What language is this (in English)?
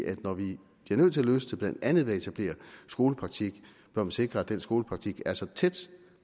Danish